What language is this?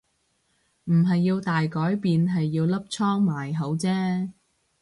Cantonese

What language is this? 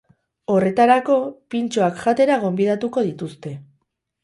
Basque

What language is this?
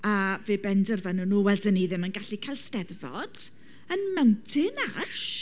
Welsh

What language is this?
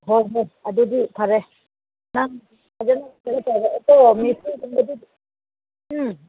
Manipuri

